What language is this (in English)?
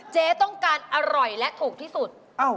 Thai